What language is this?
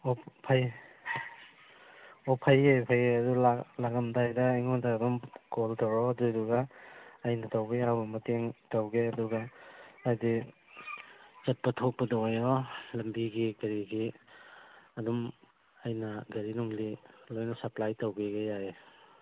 Manipuri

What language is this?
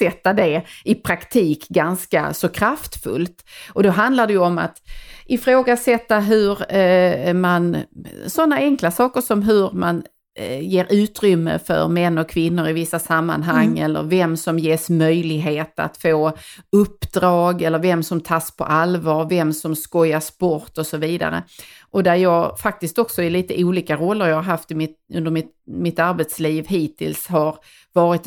Swedish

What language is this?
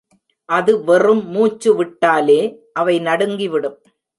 Tamil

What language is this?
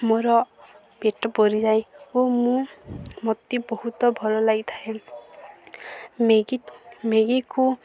Odia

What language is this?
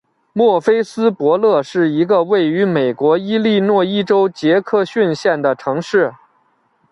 Chinese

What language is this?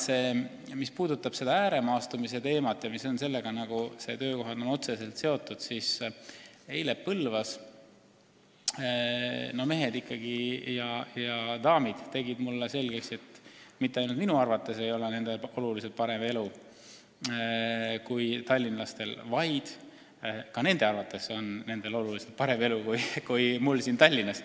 Estonian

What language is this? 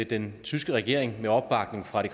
Danish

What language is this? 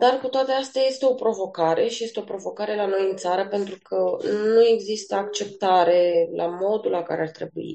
Romanian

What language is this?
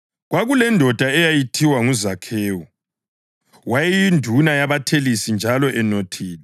North Ndebele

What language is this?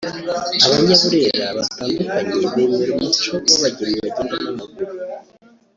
Kinyarwanda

